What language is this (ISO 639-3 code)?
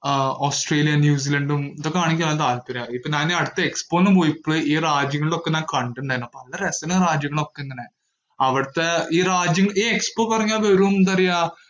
mal